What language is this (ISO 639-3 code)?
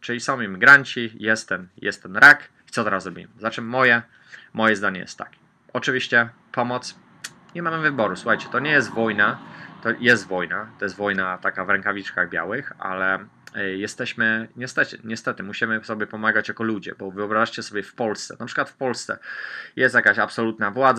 pol